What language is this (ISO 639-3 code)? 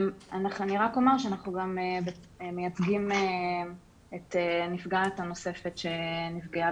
heb